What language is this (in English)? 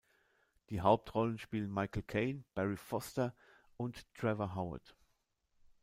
German